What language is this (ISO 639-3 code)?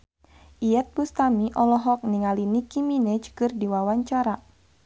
sun